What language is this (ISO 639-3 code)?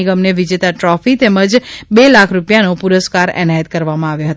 guj